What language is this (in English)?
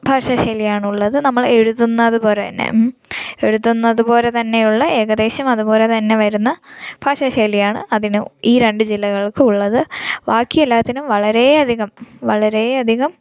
Malayalam